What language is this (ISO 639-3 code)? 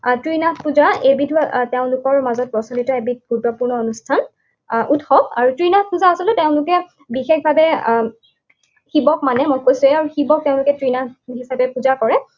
asm